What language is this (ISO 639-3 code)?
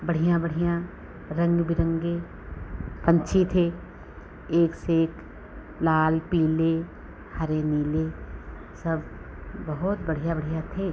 hin